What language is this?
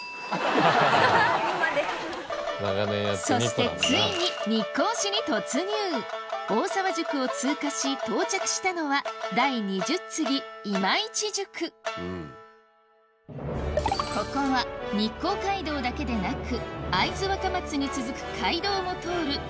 Japanese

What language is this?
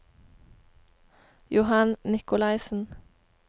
Norwegian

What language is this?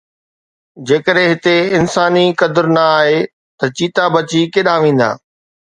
Sindhi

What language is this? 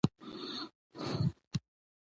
Pashto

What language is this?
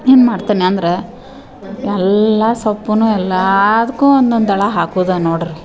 Kannada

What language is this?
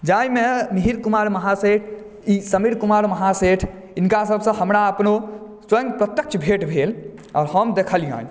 Maithili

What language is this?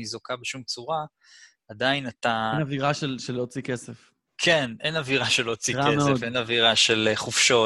Hebrew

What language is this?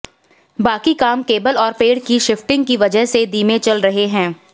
Hindi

